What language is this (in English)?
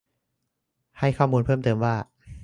Thai